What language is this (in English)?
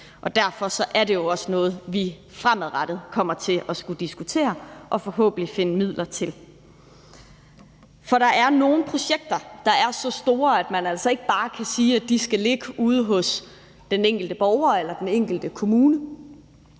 Danish